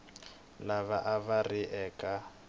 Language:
Tsonga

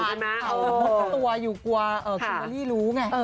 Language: Thai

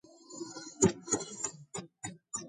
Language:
Georgian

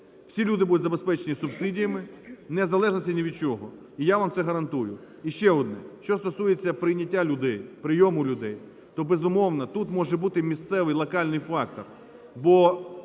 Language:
Ukrainian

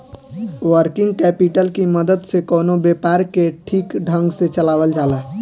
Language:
Bhojpuri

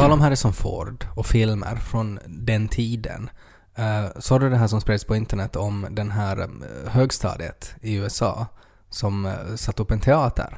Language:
Swedish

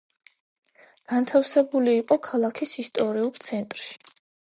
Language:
Georgian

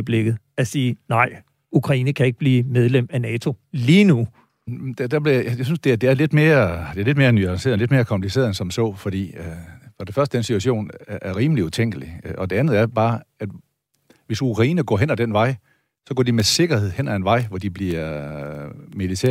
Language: Danish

